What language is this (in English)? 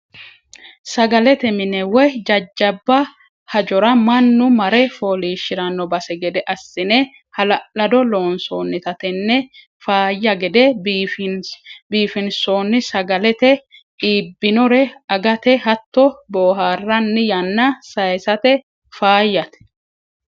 Sidamo